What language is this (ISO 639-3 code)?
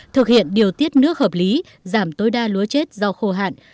vie